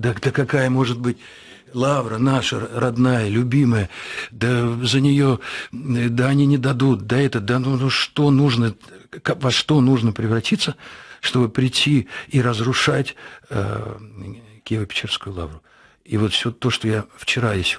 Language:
Russian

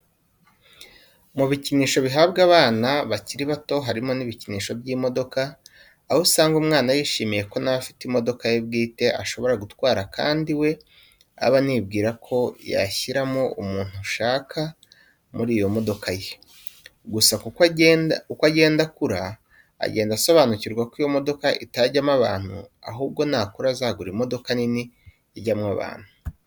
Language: Kinyarwanda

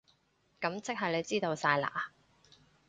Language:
Cantonese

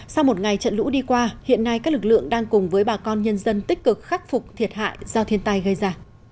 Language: Vietnamese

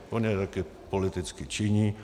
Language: Czech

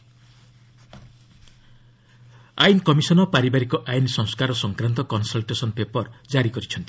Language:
Odia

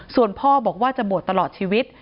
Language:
Thai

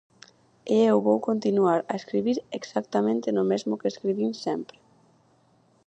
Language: Galician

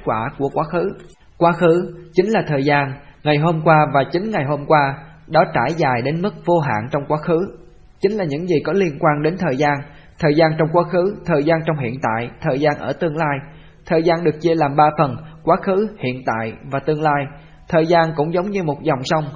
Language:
Vietnamese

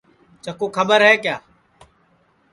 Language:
Sansi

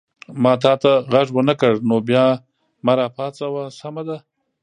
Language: Pashto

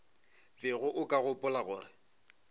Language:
Northern Sotho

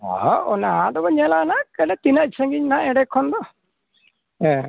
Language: Santali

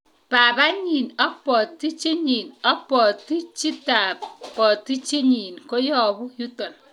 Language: Kalenjin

